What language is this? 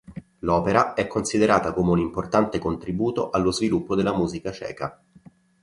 Italian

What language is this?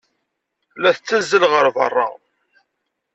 Kabyle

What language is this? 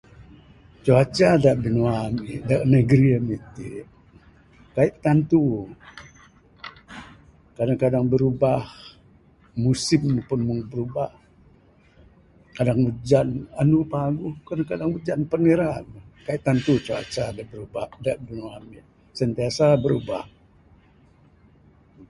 Bukar-Sadung Bidayuh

